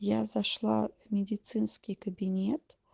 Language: Russian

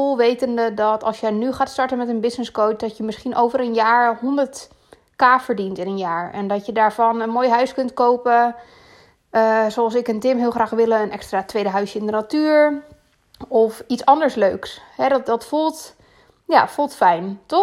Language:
Dutch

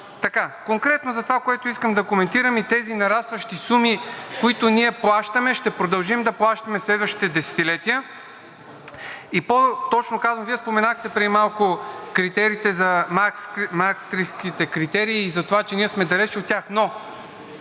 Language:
Bulgarian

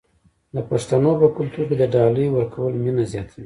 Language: Pashto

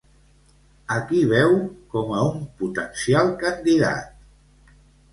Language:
Catalan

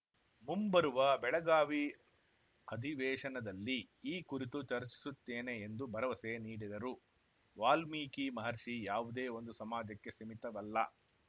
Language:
Kannada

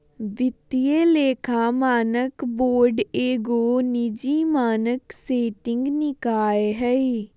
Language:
Magahi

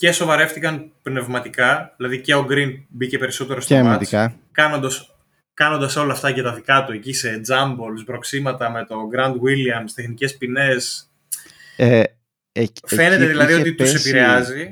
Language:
Greek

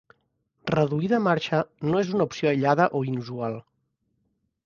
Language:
Catalan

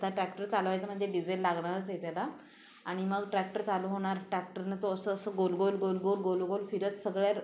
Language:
Marathi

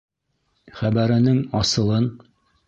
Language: Bashkir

